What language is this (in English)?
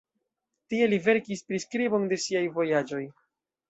Esperanto